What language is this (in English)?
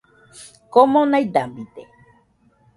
Nüpode Huitoto